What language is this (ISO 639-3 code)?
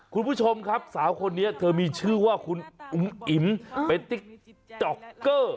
tha